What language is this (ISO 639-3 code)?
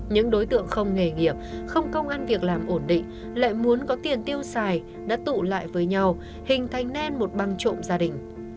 vie